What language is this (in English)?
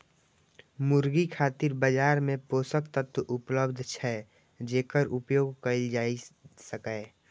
Maithili